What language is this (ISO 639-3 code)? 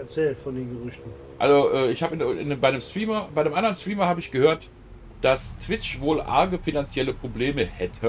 deu